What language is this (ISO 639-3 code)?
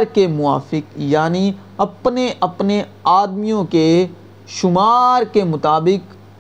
urd